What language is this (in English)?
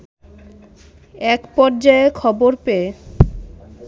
Bangla